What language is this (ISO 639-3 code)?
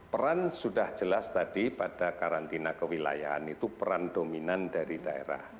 ind